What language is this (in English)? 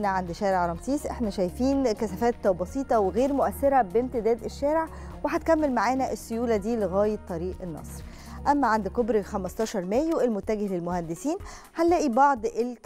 Arabic